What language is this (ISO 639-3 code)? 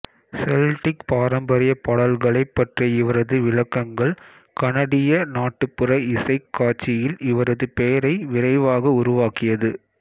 tam